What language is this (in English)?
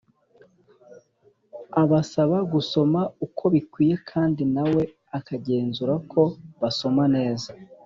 Kinyarwanda